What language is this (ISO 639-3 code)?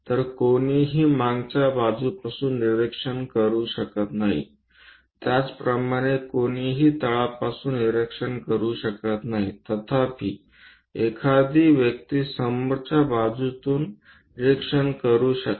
mar